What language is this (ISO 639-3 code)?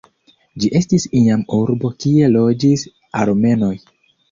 epo